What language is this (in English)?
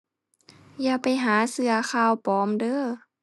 Thai